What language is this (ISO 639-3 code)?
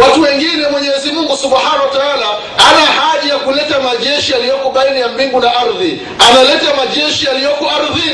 swa